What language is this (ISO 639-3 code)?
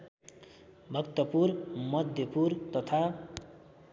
nep